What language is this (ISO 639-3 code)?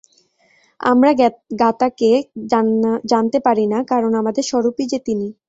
ben